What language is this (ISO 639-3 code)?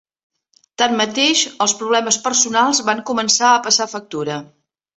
cat